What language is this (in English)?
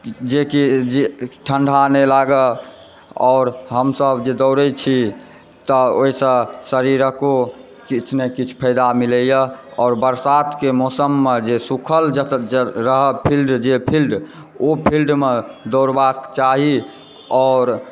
Maithili